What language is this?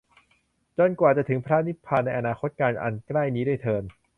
Thai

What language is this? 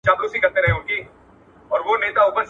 Pashto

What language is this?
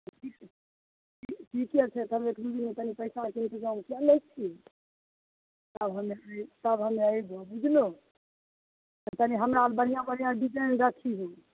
Maithili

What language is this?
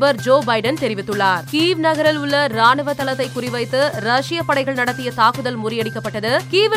Tamil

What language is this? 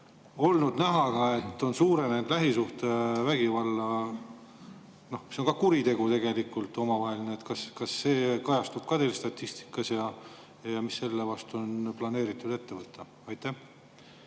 Estonian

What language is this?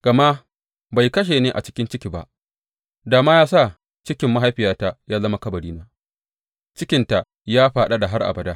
Hausa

